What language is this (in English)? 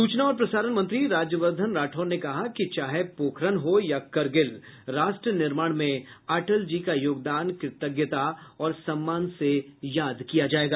Hindi